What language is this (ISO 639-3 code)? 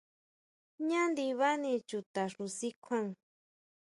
mau